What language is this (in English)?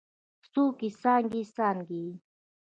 Pashto